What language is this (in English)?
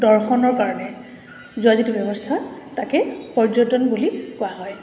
Assamese